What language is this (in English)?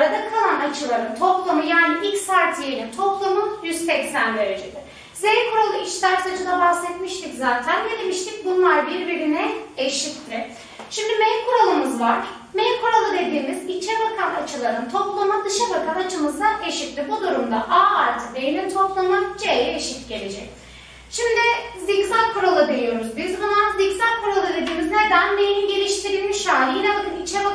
Turkish